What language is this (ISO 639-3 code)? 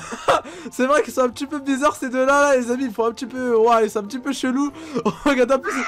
fra